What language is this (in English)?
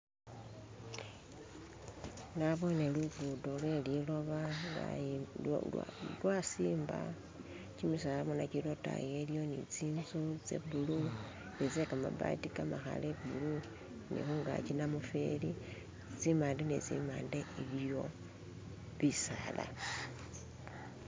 Masaaba